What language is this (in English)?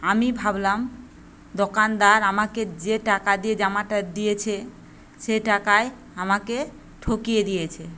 Bangla